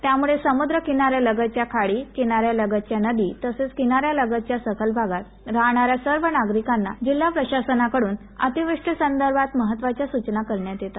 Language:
Marathi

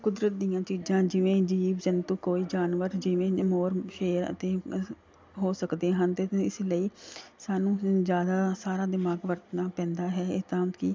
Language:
Punjabi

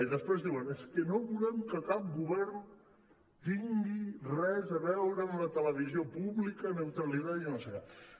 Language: Catalan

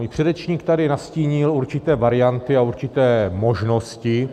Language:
Czech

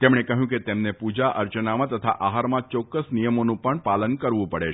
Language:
Gujarati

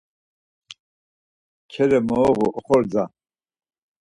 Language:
Laz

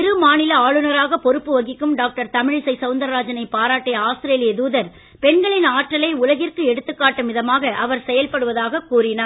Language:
Tamil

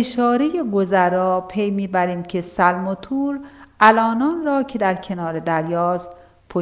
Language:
Persian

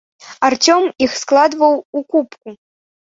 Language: Belarusian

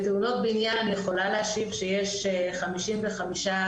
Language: Hebrew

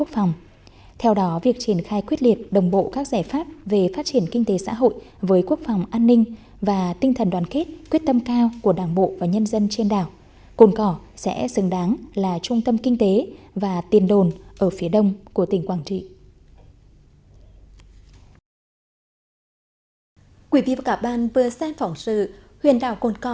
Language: Vietnamese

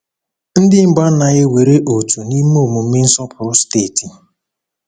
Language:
Igbo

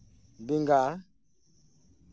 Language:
Santali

